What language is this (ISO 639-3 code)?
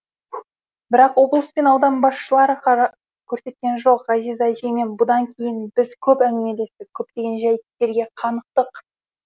kaz